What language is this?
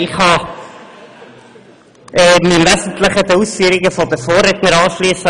Swiss German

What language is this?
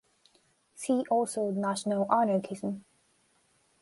English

